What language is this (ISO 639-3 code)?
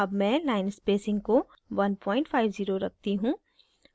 hin